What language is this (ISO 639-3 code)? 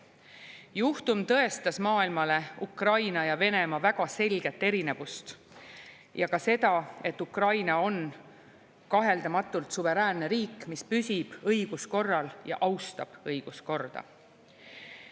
est